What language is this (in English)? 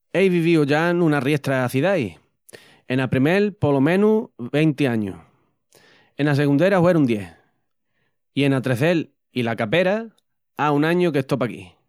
Extremaduran